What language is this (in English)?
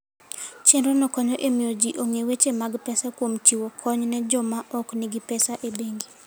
Luo (Kenya and Tanzania)